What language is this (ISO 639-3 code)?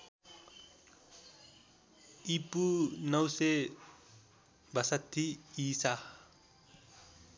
nep